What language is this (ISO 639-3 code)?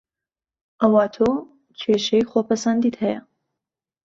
ckb